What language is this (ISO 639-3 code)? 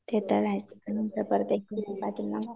mar